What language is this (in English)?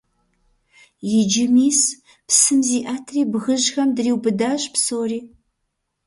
Kabardian